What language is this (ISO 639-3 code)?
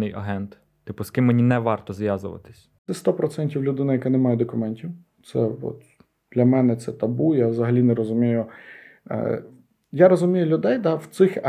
ukr